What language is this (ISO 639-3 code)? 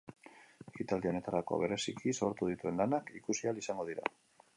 eus